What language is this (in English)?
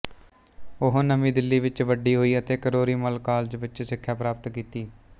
Punjabi